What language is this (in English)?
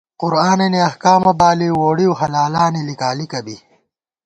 Gawar-Bati